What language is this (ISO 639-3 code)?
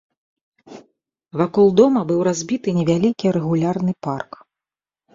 bel